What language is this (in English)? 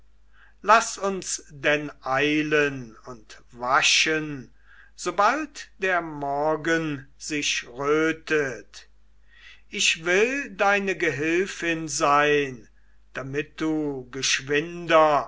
German